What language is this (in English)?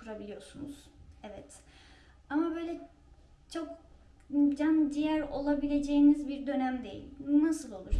Turkish